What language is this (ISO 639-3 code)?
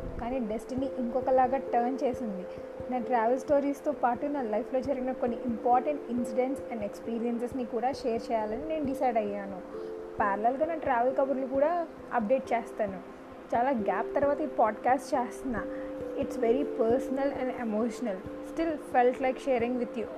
tel